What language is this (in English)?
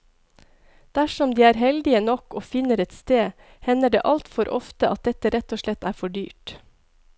Norwegian